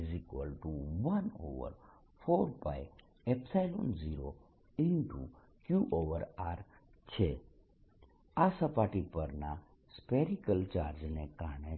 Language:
Gujarati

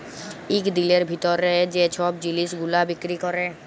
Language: Bangla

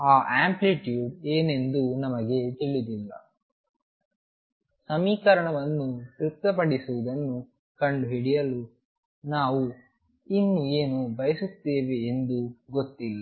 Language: Kannada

